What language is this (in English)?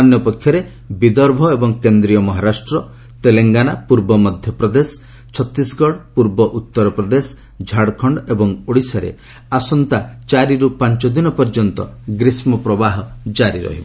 Odia